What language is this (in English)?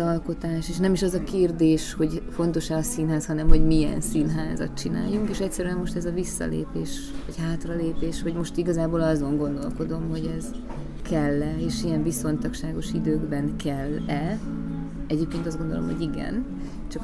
Hungarian